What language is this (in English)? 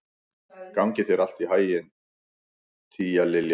Icelandic